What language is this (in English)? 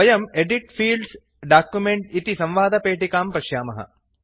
Sanskrit